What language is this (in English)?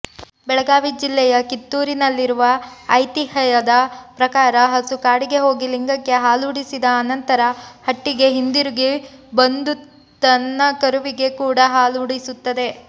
Kannada